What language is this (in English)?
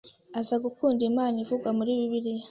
Kinyarwanda